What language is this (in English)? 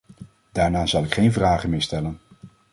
Dutch